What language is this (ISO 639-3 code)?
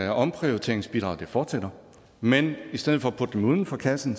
dan